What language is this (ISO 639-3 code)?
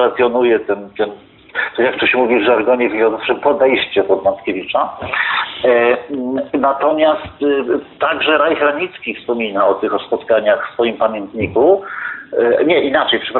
pol